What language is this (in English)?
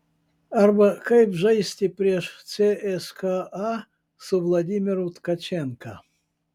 Lithuanian